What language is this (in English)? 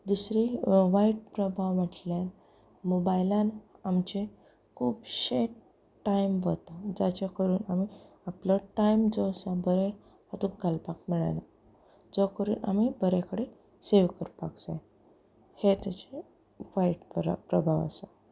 Konkani